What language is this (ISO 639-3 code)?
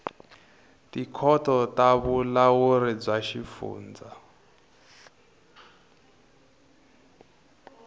tso